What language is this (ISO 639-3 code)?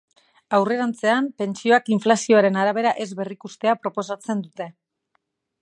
eus